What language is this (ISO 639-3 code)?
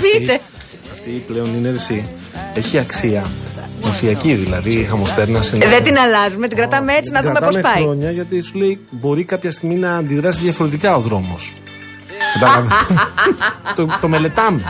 ell